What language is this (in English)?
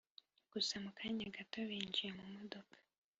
Kinyarwanda